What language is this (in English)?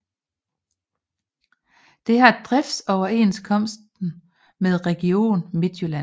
Danish